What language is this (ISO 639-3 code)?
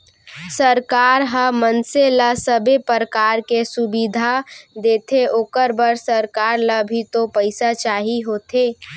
hne